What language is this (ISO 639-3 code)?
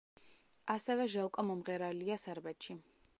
kat